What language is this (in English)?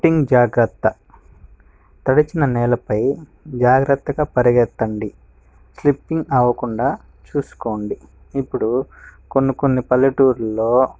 Telugu